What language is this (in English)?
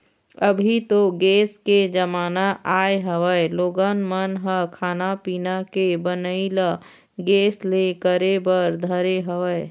Chhattisgarhi